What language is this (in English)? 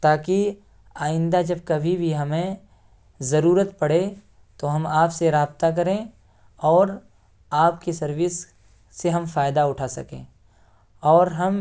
Urdu